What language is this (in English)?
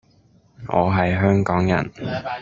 Cantonese